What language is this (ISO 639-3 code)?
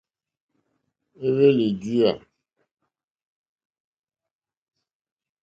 bri